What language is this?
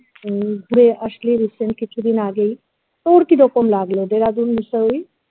Bangla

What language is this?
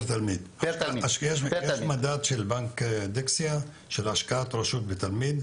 Hebrew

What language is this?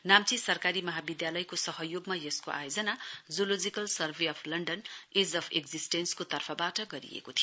Nepali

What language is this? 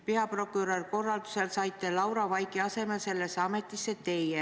Estonian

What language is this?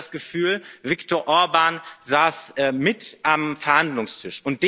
German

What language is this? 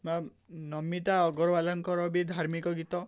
Odia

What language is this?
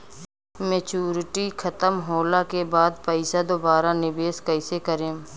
Bhojpuri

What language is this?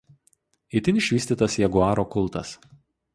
Lithuanian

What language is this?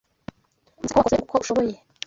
Kinyarwanda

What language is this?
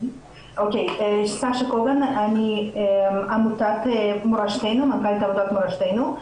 Hebrew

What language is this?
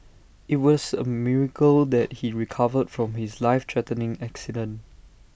English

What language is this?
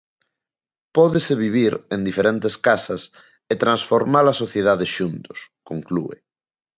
Galician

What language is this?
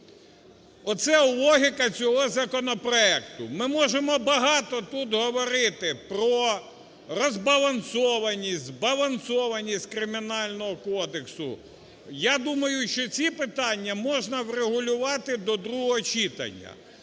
Ukrainian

